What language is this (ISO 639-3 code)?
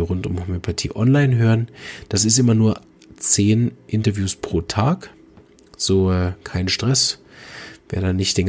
deu